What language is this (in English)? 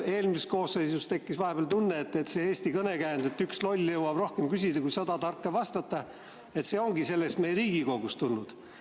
Estonian